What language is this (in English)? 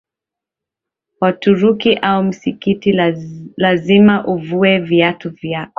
Swahili